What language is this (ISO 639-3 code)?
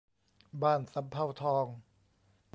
tha